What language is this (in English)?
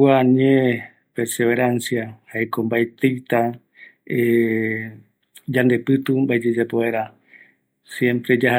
Eastern Bolivian Guaraní